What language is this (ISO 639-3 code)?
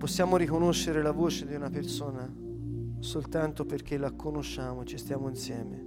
ita